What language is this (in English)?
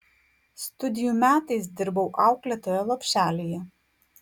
Lithuanian